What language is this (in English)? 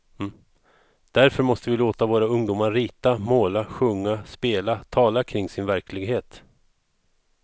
Swedish